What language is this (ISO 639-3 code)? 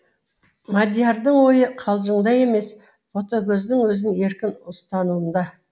kaz